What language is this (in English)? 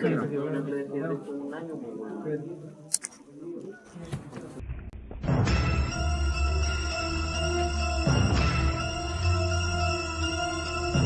Spanish